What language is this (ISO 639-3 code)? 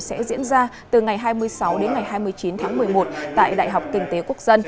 vie